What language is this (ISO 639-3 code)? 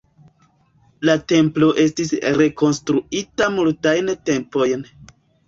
epo